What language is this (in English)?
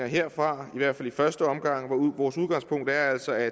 Danish